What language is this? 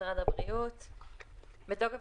Hebrew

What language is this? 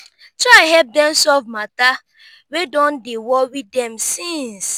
Nigerian Pidgin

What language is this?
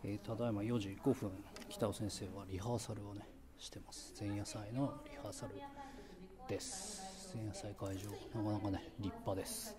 Japanese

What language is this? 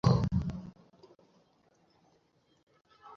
Bangla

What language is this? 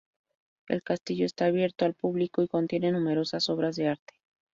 Spanish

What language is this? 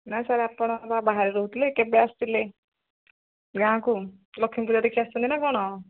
Odia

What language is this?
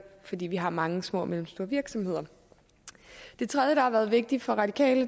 Danish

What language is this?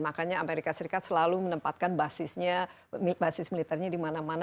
Indonesian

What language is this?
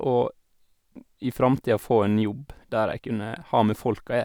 Norwegian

